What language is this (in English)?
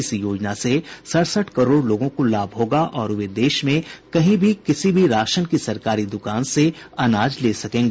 Hindi